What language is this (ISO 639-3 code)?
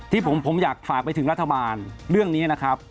tha